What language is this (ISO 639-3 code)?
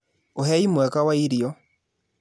kik